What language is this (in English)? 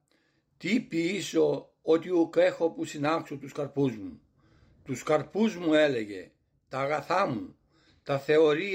Greek